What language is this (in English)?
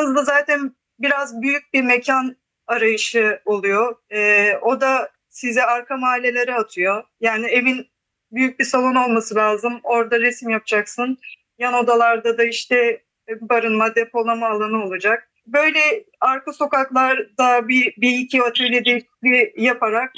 Turkish